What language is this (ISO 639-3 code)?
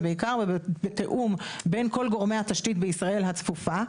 heb